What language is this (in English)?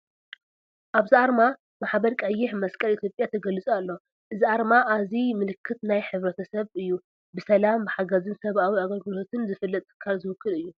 Tigrinya